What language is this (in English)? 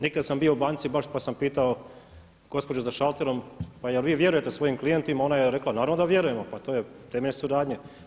Croatian